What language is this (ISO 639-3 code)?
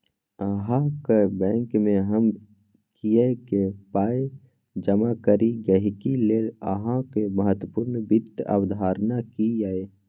mai